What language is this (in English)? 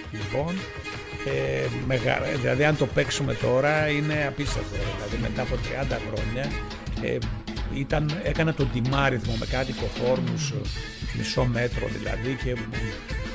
Greek